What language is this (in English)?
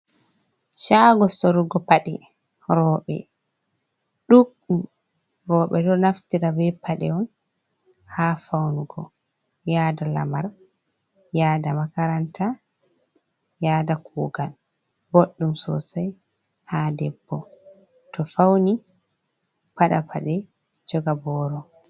Fula